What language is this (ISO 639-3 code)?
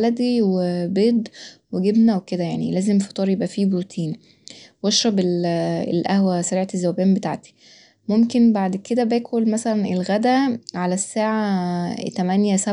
arz